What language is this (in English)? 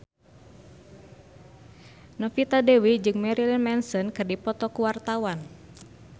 Sundanese